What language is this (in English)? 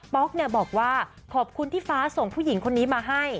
Thai